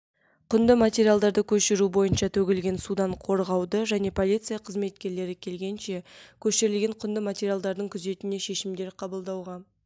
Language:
Kazakh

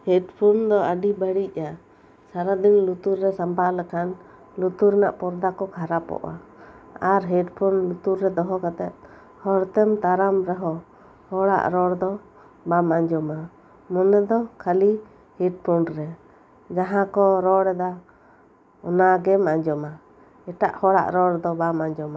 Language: Santali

